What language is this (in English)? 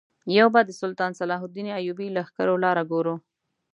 Pashto